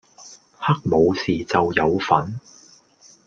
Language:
Cantonese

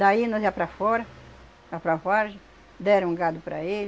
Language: Portuguese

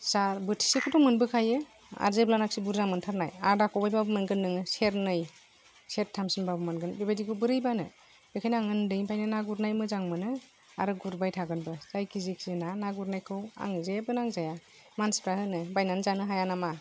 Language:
Bodo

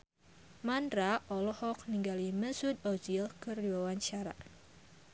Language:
Sundanese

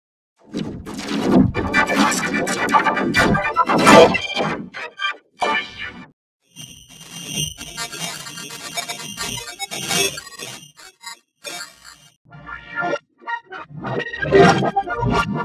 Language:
English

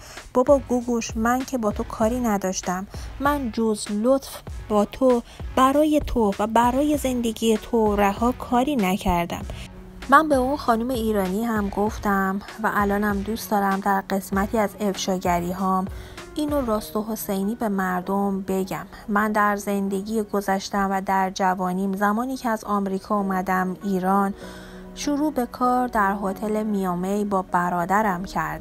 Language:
Persian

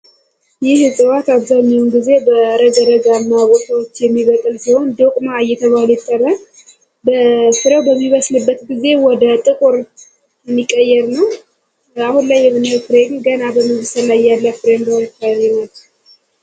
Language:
Amharic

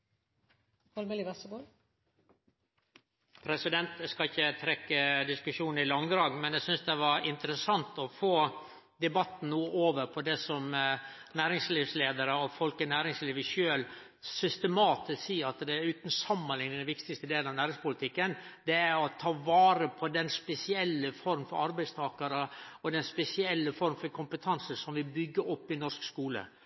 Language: Norwegian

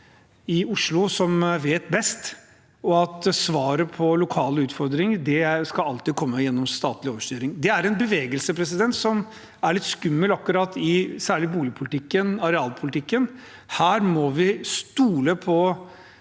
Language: Norwegian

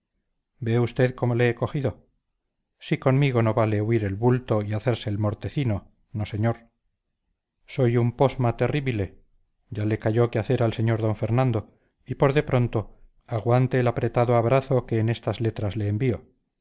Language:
Spanish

